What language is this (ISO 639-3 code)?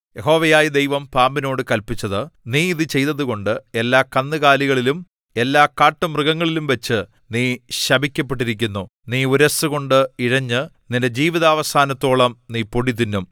mal